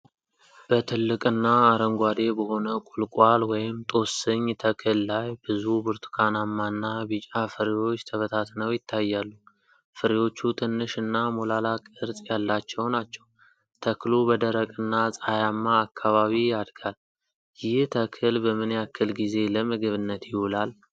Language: Amharic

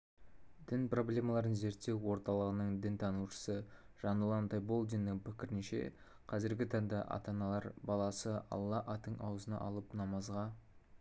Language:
Kazakh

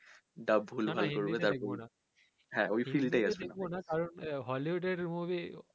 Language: Bangla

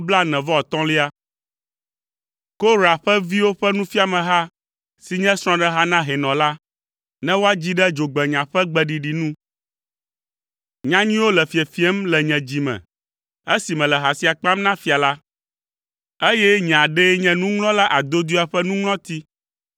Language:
Ewe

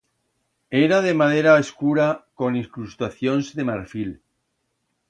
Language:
Aragonese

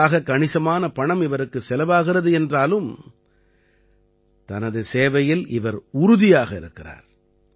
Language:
Tamil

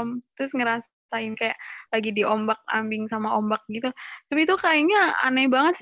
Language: Indonesian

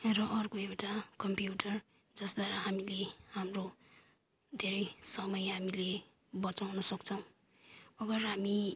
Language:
Nepali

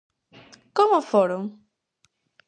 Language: Galician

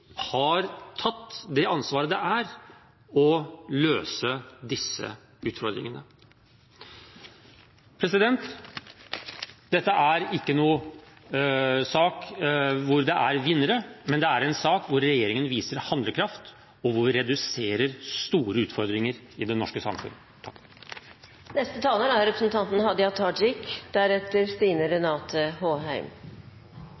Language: Norwegian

